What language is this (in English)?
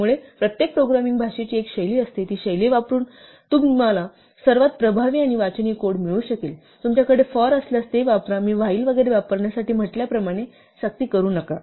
Marathi